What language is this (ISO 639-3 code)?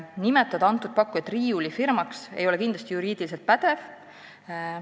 est